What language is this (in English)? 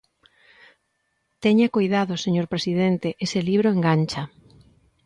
Galician